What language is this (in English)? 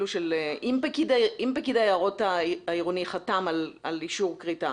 Hebrew